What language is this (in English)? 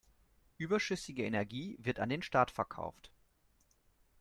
German